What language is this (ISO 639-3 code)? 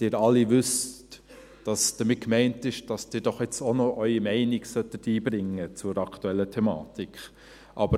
gsw